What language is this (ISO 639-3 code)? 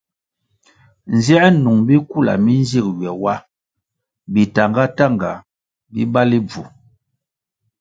nmg